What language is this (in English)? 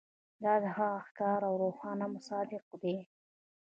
Pashto